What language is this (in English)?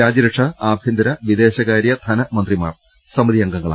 Malayalam